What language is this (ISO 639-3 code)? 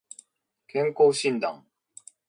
jpn